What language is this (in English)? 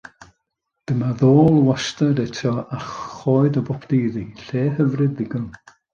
Welsh